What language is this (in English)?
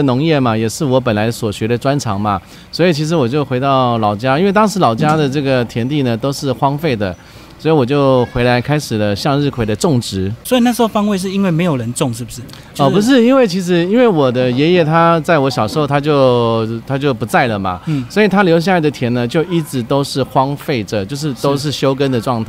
Chinese